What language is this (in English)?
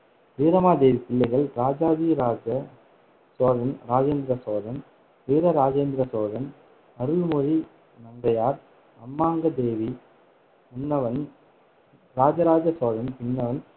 Tamil